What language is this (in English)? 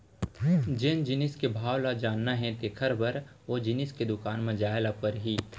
Chhattisgarhi